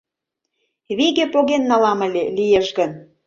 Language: Mari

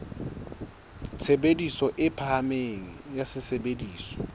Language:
Southern Sotho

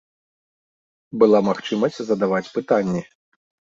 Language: Belarusian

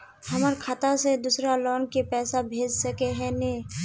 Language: Magahi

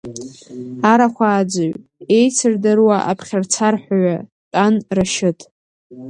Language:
Abkhazian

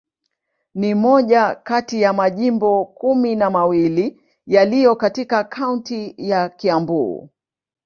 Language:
Swahili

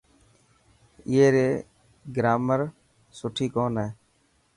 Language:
Dhatki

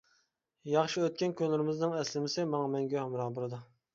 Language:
Uyghur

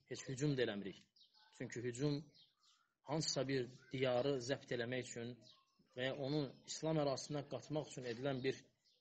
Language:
Turkish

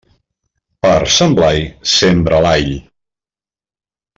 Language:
Catalan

